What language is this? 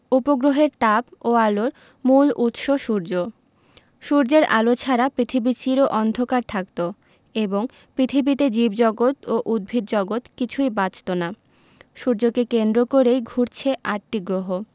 Bangla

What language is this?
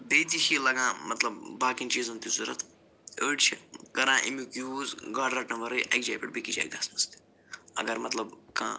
Kashmiri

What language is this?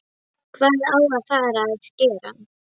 Icelandic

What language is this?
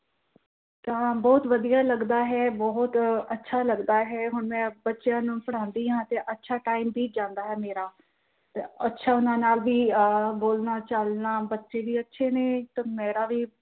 Punjabi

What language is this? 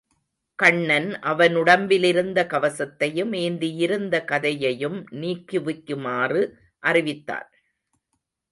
Tamil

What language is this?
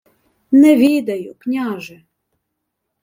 Ukrainian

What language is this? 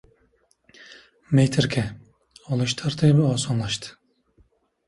Uzbek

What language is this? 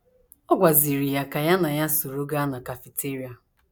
Igbo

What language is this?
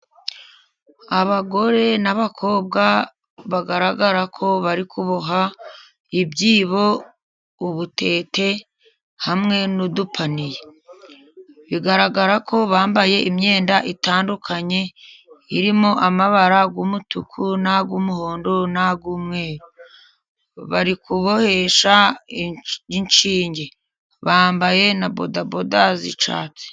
Kinyarwanda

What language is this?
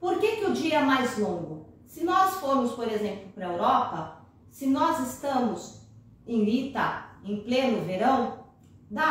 Portuguese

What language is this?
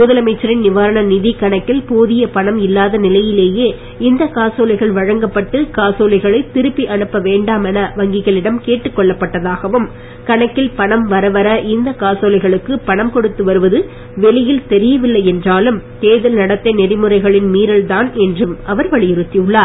Tamil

